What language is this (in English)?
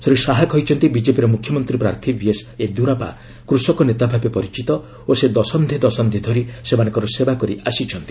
Odia